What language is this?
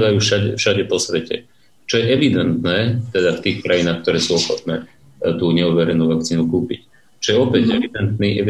Slovak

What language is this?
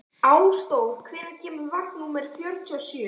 Icelandic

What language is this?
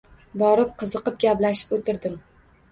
Uzbek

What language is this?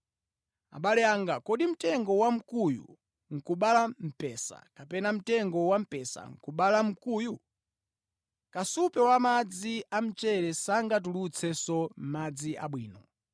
Nyanja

